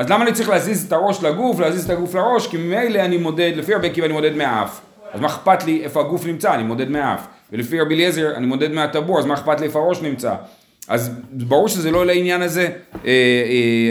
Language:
Hebrew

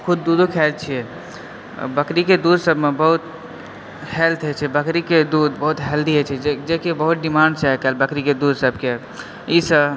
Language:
Maithili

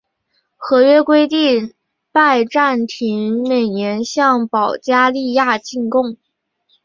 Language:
Chinese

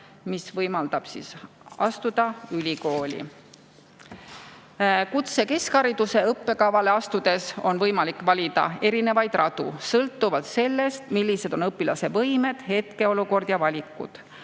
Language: Estonian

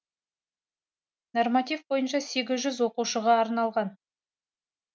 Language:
Kazakh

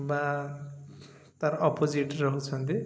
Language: Odia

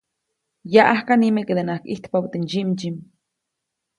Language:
Copainalá Zoque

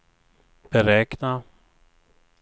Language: Swedish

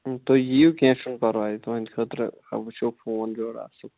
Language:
Kashmiri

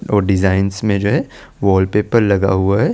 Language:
Hindi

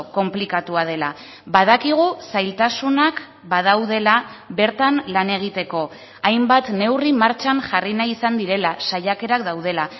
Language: Basque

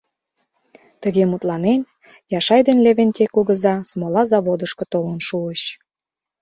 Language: Mari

